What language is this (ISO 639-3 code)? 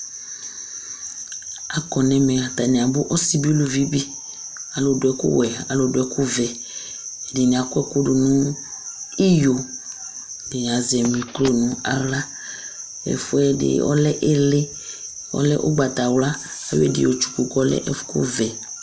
kpo